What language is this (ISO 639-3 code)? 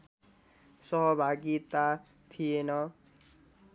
nep